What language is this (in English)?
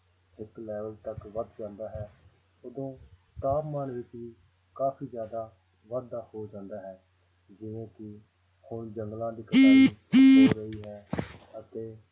Punjabi